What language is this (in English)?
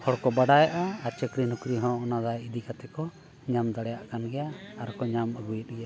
Santali